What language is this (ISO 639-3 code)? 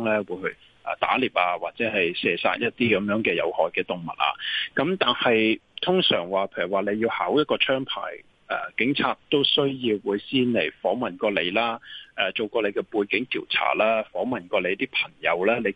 zho